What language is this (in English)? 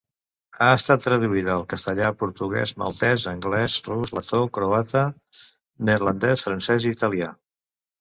Catalan